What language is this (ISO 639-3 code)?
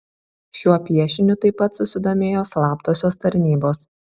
lit